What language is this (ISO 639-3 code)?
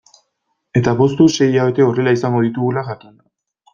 eus